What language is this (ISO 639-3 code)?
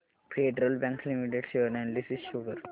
mar